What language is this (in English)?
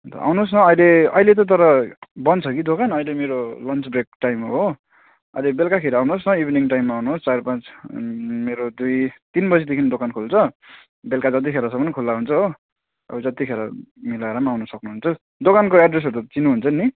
Nepali